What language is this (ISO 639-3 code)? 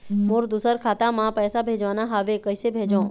hne